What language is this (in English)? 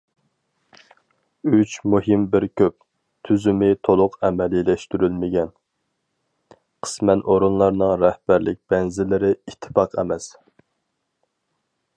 Uyghur